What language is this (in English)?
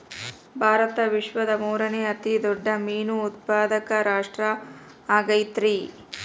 Kannada